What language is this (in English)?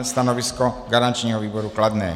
Czech